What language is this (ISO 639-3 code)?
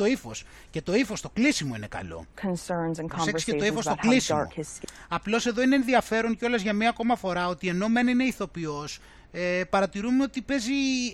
ell